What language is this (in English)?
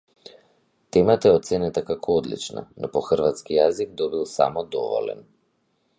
Macedonian